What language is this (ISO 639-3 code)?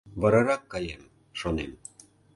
chm